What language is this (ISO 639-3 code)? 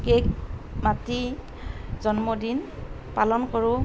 asm